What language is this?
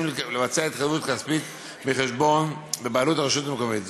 Hebrew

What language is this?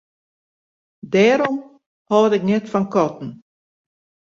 Western Frisian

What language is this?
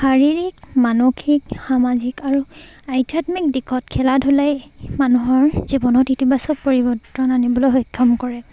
Assamese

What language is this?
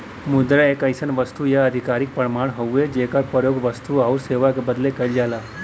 Bhojpuri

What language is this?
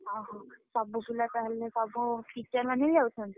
Odia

